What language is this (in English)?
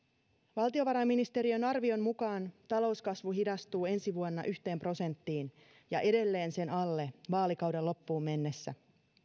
Finnish